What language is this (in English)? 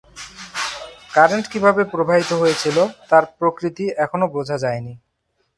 Bangla